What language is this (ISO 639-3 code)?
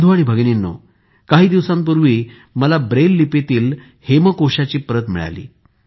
mar